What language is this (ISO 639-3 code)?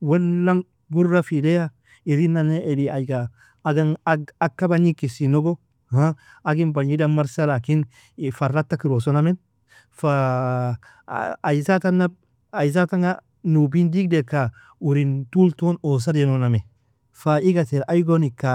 fia